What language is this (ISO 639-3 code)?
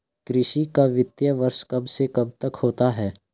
hin